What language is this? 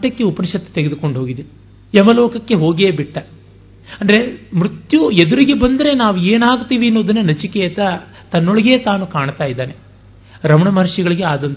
Kannada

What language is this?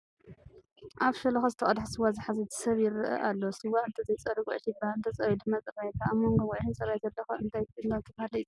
Tigrinya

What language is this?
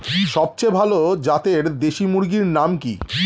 Bangla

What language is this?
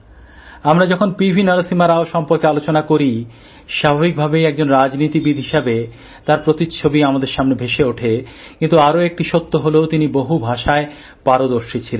Bangla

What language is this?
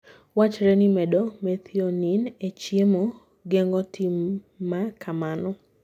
Luo (Kenya and Tanzania)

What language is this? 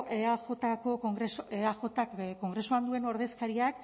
Basque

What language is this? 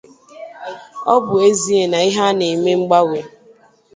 Igbo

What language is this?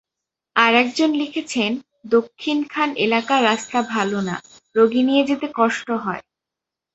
Bangla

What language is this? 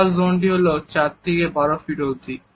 Bangla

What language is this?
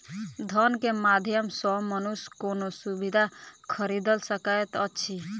Maithili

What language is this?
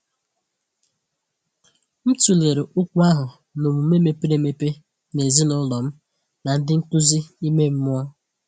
Igbo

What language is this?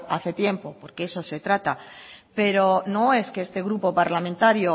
Spanish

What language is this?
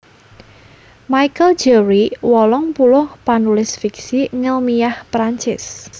Javanese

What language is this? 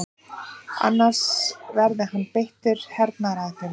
Icelandic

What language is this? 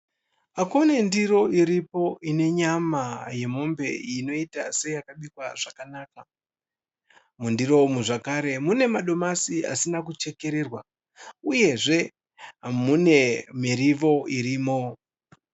Shona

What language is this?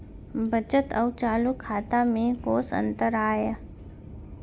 Chhattisgarhi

